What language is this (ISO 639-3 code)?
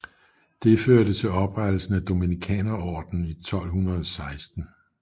dan